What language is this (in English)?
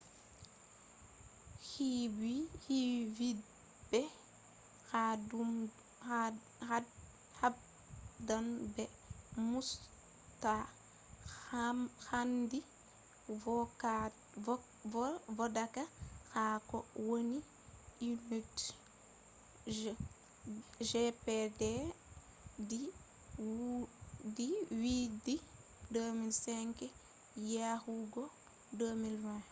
Fula